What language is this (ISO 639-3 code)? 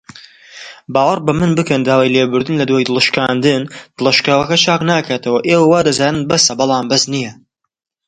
ckb